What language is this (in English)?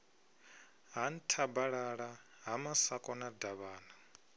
Venda